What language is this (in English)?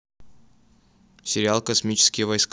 Russian